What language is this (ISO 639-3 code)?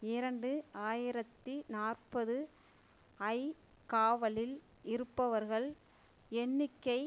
tam